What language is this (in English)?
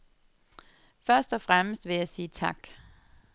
Danish